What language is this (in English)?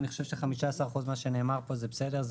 Hebrew